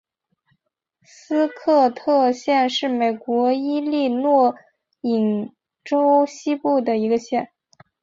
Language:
Chinese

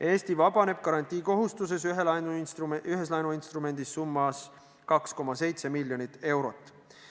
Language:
Estonian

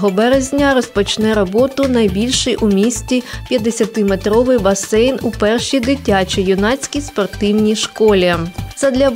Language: Ukrainian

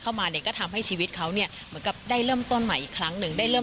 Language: Thai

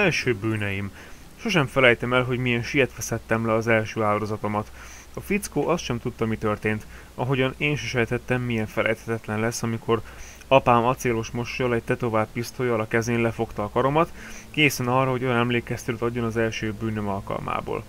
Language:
Hungarian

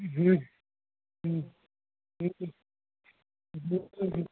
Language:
Sindhi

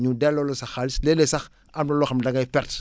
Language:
Wolof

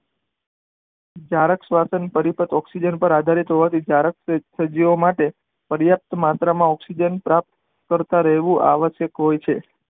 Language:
Gujarati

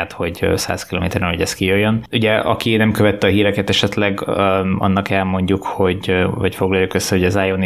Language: Hungarian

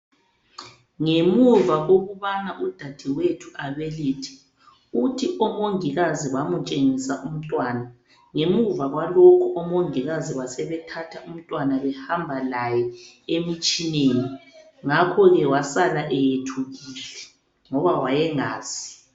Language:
North Ndebele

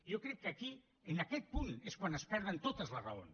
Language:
Catalan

